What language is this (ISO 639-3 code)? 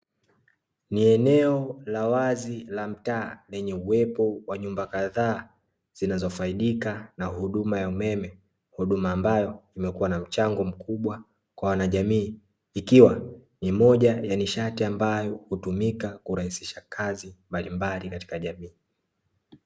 swa